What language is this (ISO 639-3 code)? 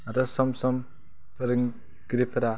brx